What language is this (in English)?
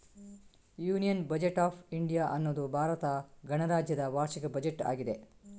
Kannada